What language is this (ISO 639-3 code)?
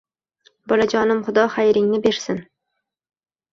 uzb